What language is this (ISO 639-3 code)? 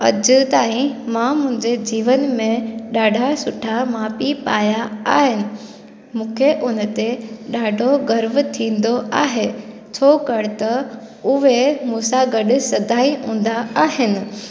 snd